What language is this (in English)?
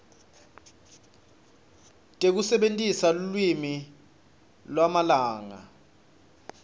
Swati